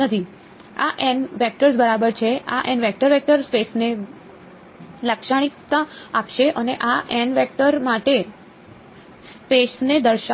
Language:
Gujarati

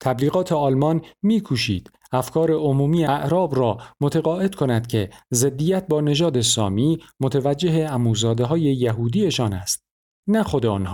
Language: Persian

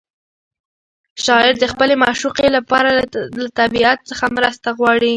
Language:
Pashto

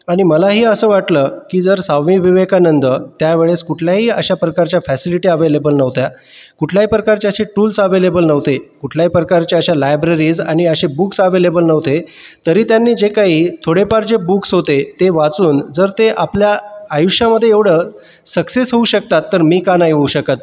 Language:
Marathi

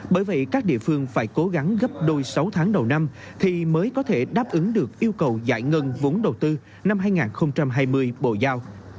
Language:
Vietnamese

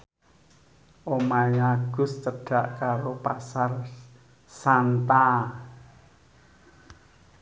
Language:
Javanese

